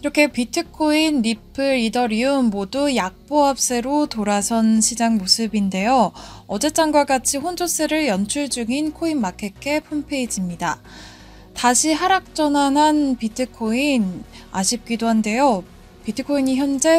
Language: Korean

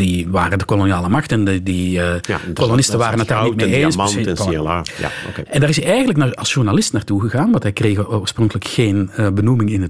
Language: Dutch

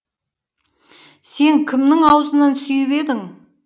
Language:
Kazakh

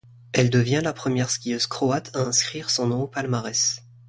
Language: French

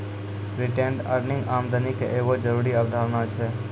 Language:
Maithili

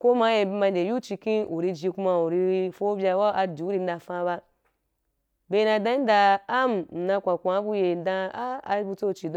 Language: Wapan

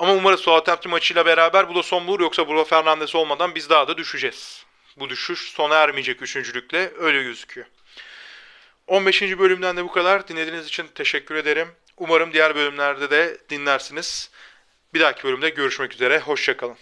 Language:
Turkish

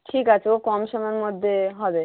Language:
Bangla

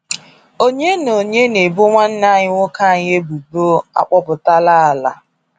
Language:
Igbo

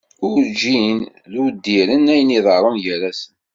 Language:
Kabyle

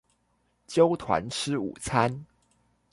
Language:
Chinese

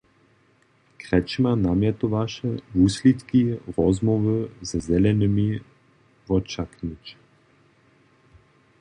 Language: Upper Sorbian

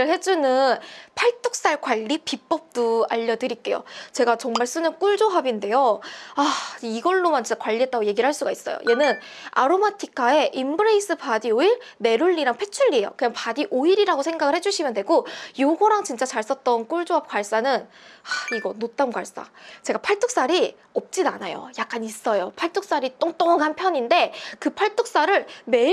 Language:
Korean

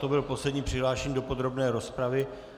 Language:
Czech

